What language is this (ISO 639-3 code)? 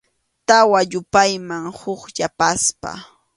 qxu